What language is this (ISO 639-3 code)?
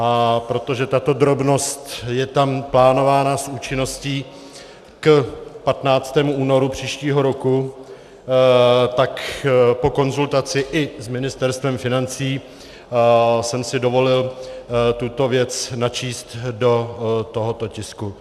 ces